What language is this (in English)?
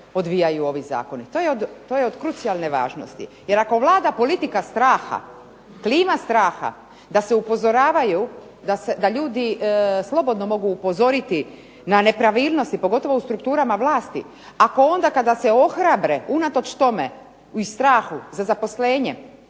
Croatian